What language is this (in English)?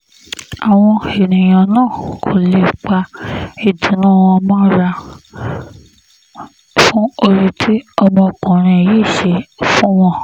Yoruba